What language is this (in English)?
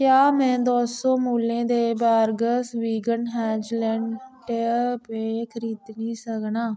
Dogri